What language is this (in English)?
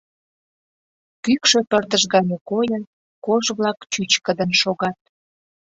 Mari